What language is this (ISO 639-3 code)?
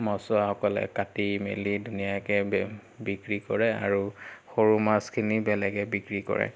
asm